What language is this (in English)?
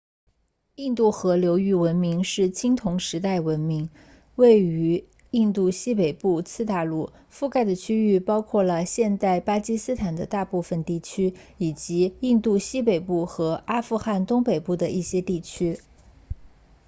Chinese